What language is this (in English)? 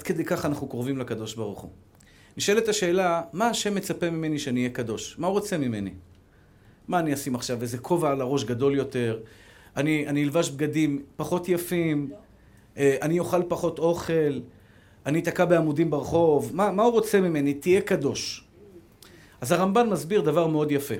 Hebrew